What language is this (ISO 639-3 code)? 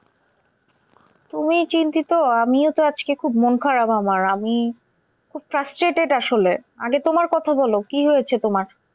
ben